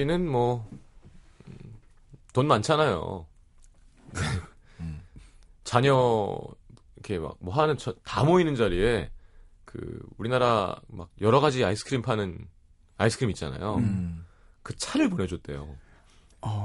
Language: Korean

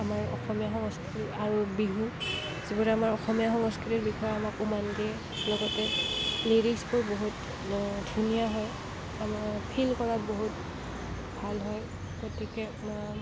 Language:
Assamese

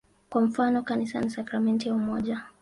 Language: Swahili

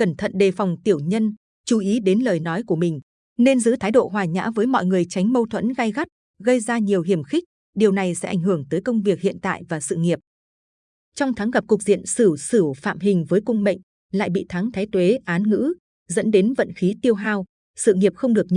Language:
Vietnamese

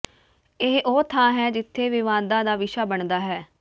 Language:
Punjabi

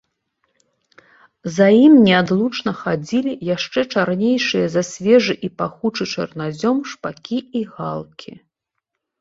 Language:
Belarusian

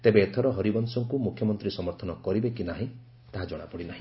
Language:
Odia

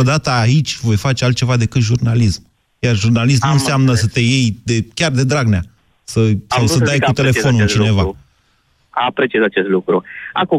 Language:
Romanian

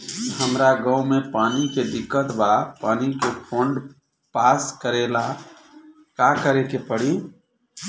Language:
Bhojpuri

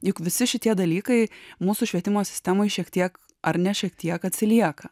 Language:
Lithuanian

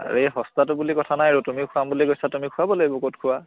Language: Assamese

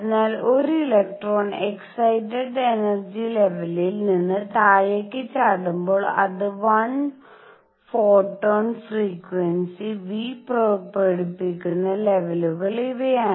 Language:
Malayalam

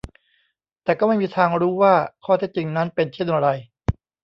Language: Thai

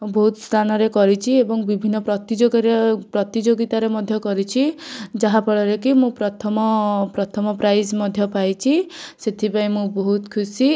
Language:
Odia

